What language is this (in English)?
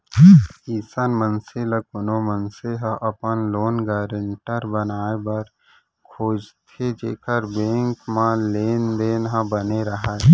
Chhattisgarhi